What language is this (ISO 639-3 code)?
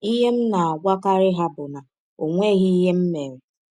ibo